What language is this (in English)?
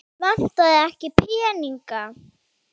Icelandic